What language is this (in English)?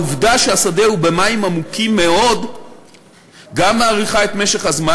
Hebrew